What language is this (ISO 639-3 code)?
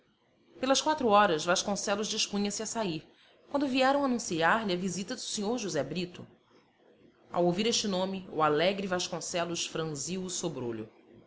por